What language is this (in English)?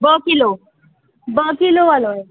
Sindhi